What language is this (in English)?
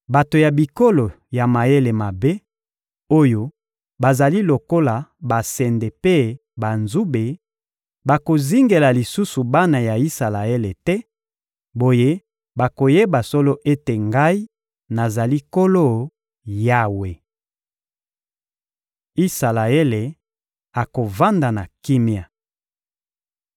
Lingala